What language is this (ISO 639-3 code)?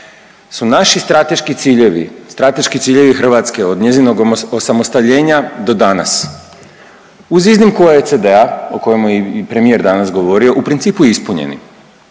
hrv